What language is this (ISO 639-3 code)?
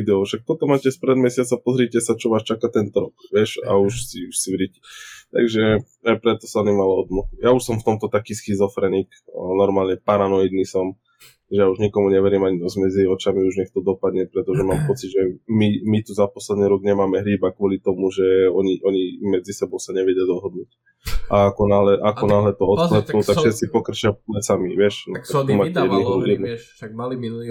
slk